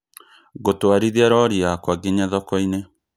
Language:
Kikuyu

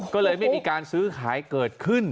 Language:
Thai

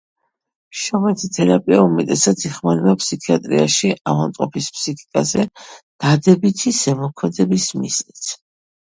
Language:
Georgian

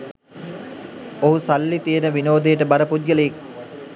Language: Sinhala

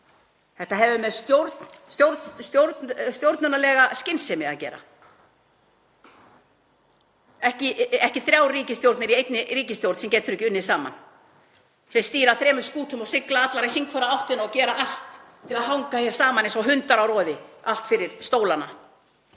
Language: Icelandic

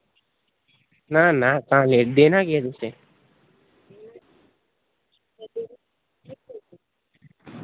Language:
Dogri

